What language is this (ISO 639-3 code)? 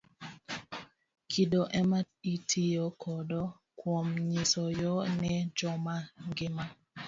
luo